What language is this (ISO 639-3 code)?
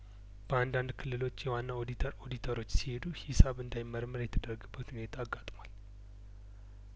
amh